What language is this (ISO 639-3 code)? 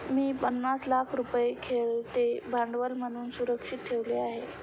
mar